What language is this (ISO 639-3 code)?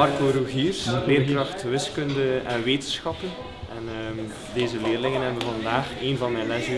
nld